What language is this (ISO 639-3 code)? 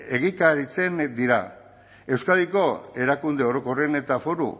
eus